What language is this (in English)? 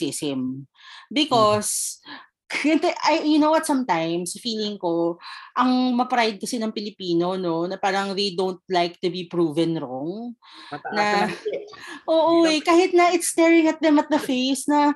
Filipino